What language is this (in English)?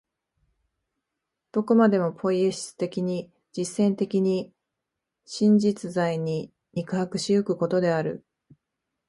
Japanese